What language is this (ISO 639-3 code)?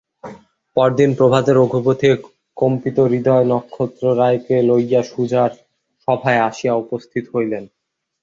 ben